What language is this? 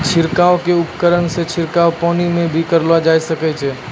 Maithili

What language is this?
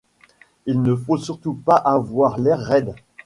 French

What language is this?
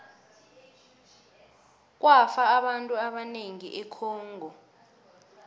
South Ndebele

